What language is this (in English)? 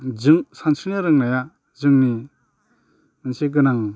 Bodo